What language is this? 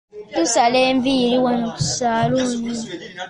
Ganda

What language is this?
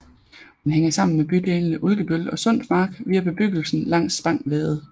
Danish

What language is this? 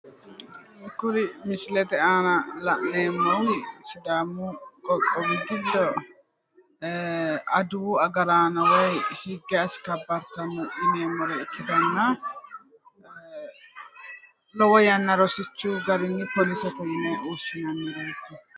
Sidamo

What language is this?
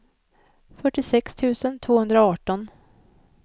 Swedish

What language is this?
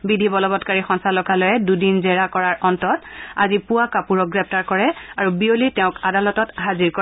Assamese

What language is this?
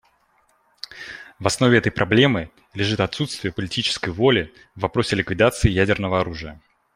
Russian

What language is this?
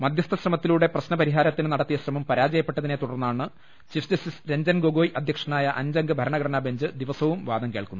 Malayalam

